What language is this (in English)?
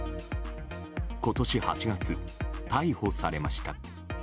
Japanese